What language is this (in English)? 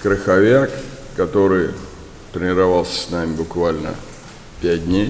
Russian